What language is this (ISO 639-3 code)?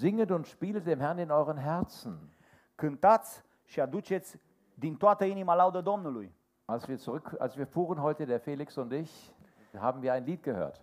ron